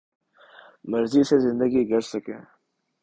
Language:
Urdu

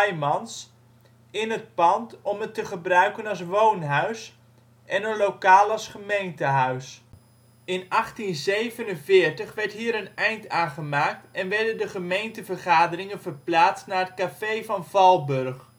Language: Dutch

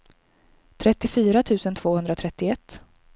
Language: Swedish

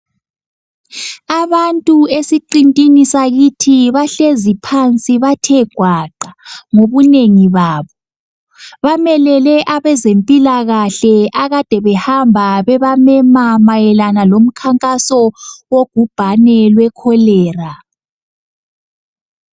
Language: North Ndebele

